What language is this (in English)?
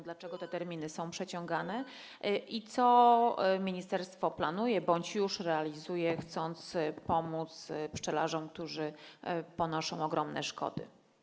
Polish